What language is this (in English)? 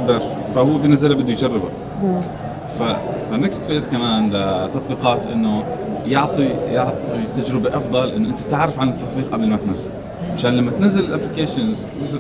Arabic